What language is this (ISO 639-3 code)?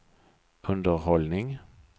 swe